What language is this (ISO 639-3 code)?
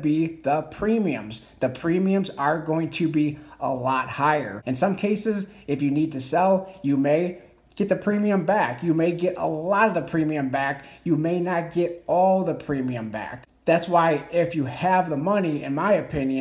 eng